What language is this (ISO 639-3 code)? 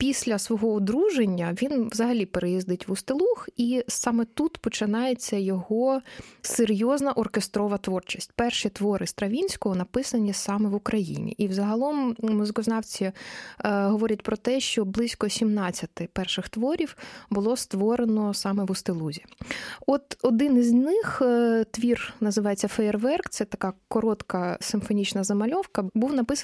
ukr